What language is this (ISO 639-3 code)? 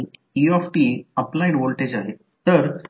mar